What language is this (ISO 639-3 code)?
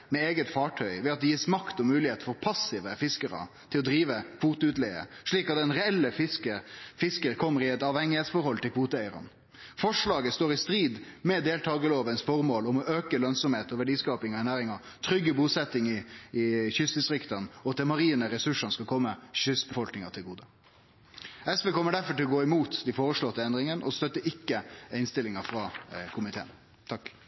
nno